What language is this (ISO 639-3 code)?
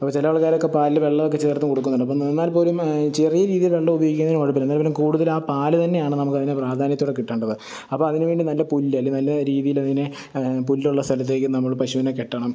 mal